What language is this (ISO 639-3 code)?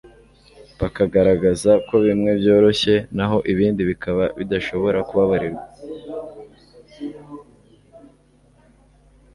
kin